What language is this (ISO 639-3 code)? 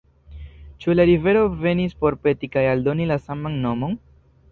epo